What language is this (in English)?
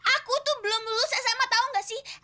Indonesian